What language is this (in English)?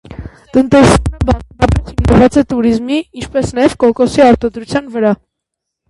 Armenian